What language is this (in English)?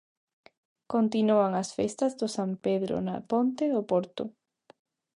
Galician